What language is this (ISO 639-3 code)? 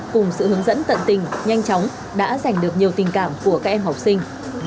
vie